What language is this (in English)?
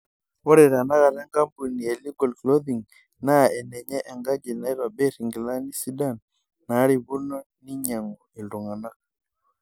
Masai